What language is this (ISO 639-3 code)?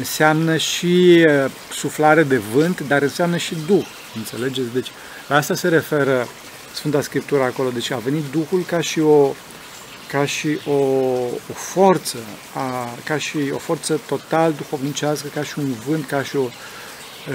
ron